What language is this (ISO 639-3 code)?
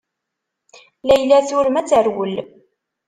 kab